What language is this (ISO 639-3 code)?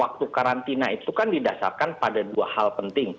ind